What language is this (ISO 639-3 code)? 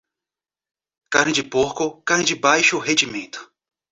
por